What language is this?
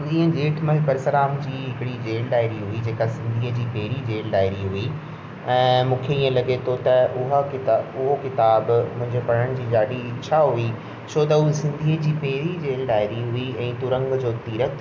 Sindhi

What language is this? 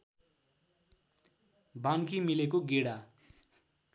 Nepali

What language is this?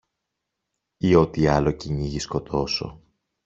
Greek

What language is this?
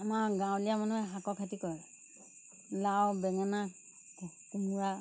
Assamese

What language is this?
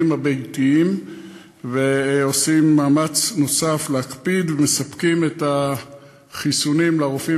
Hebrew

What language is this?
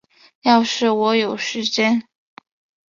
Chinese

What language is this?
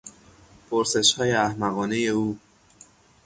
Persian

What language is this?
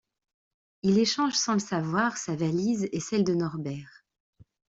French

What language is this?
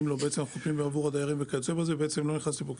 Hebrew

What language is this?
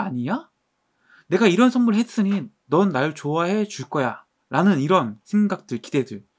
Korean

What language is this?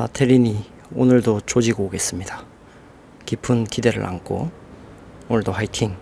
Korean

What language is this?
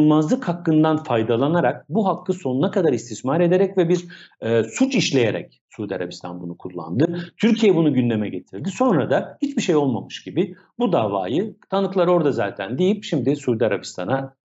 Turkish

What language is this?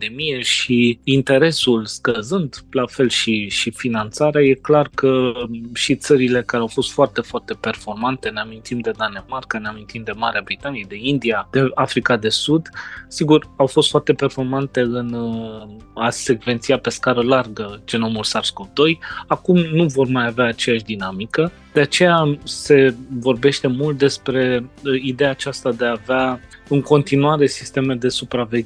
Romanian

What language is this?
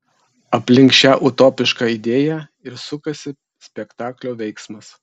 Lithuanian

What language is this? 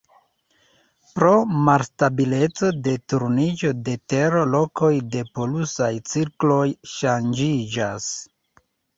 Esperanto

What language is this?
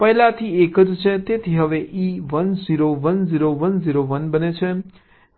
Gujarati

